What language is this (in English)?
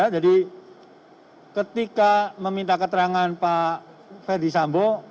Indonesian